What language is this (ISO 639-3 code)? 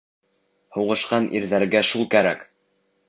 bak